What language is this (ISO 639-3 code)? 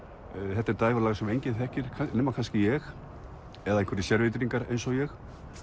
isl